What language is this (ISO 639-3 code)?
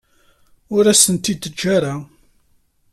kab